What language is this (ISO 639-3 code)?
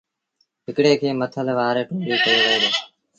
sbn